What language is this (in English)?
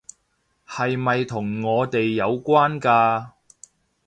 Cantonese